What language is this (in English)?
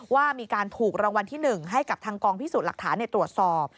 Thai